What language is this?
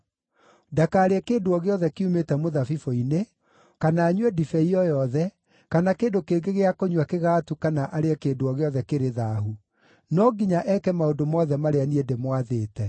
Kikuyu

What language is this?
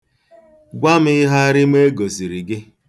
Igbo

